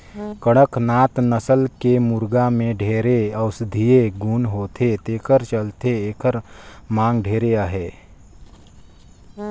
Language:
Chhattisgarhi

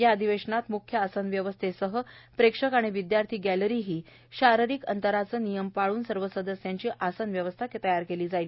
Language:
Marathi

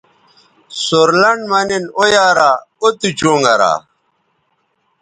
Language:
Bateri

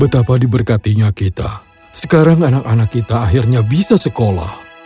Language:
Indonesian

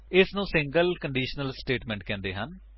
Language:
Punjabi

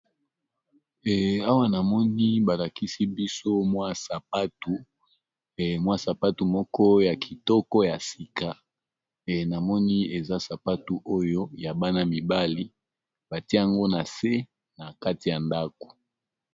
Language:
Lingala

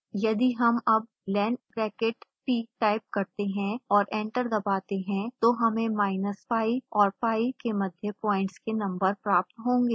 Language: Hindi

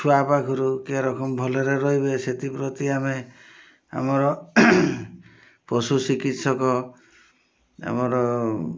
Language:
Odia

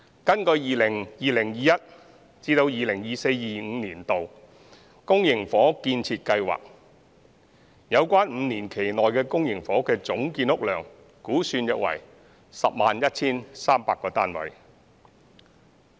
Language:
Cantonese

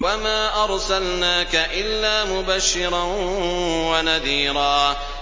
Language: Arabic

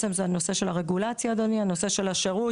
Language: Hebrew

